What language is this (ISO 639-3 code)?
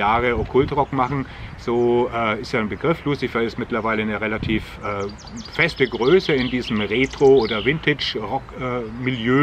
deu